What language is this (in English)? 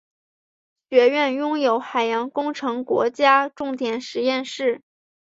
Chinese